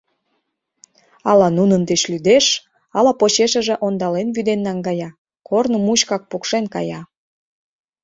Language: Mari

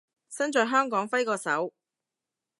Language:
Cantonese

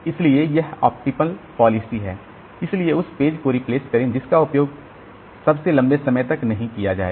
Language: Hindi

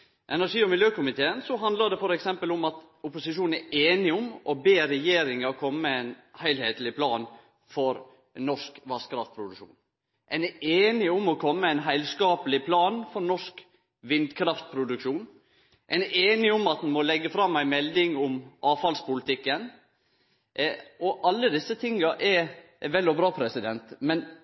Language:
Norwegian Nynorsk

